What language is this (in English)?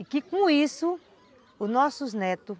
Portuguese